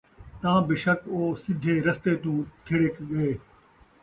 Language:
Saraiki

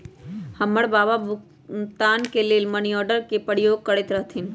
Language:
Magahi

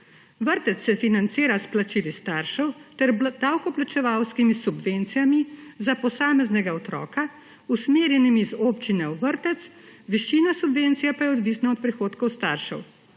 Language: Slovenian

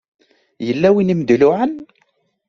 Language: Kabyle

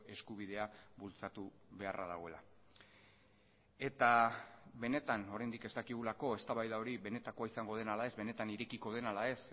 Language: Basque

